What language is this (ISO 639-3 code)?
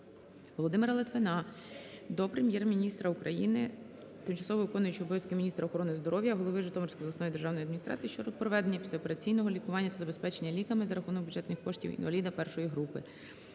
ukr